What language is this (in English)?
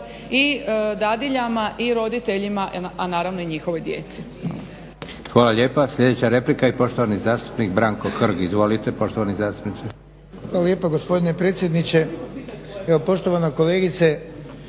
Croatian